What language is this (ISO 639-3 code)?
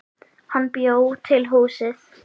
isl